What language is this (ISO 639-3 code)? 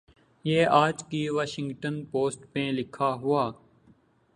urd